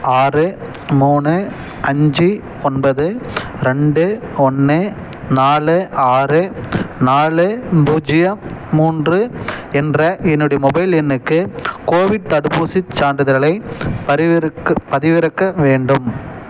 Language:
Tamil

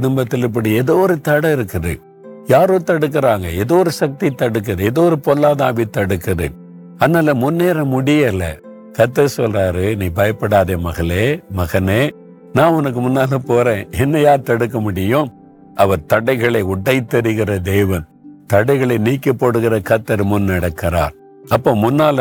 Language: Tamil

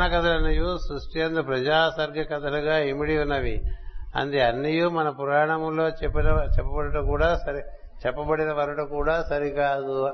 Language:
Telugu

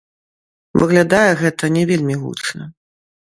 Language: Belarusian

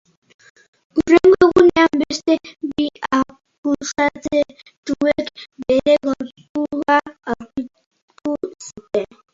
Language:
Basque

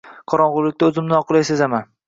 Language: Uzbek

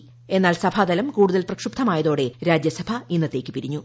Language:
Malayalam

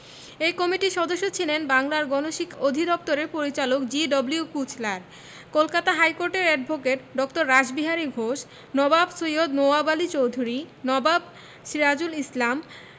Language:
Bangla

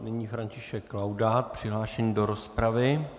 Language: Czech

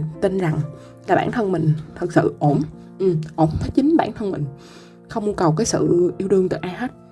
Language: Vietnamese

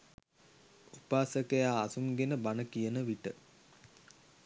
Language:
Sinhala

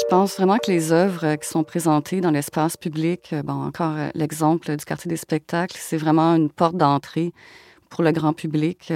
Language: French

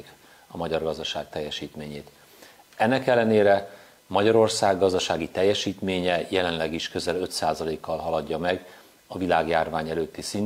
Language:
Hungarian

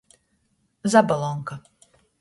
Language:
Latgalian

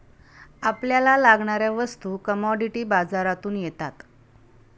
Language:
Marathi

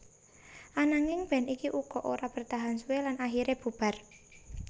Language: Javanese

